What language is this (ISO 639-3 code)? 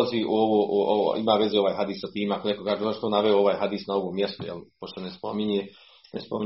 hrv